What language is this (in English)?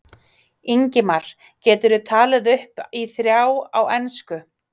Icelandic